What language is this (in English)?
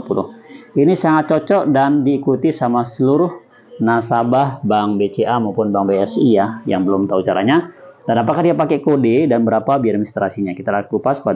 Indonesian